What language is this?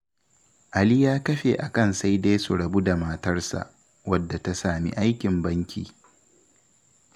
Hausa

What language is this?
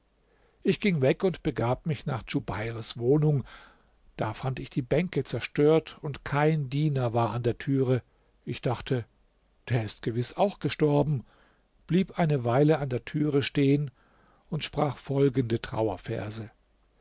German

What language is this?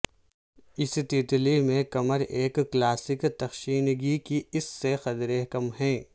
Urdu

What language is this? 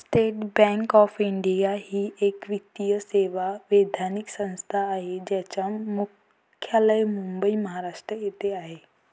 Marathi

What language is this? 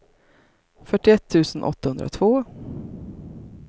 Swedish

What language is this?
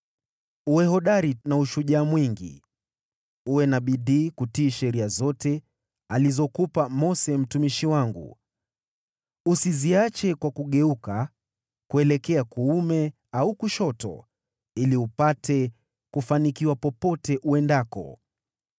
Swahili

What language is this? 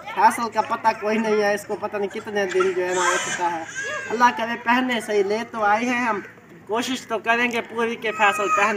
Hindi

